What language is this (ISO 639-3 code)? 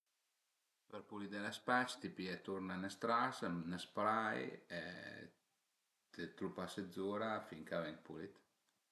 pms